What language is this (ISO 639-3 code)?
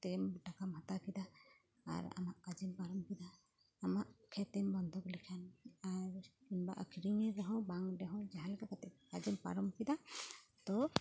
sat